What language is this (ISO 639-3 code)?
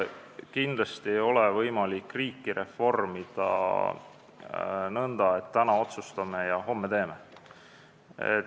est